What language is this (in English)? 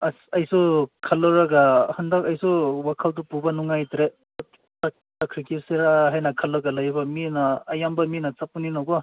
Manipuri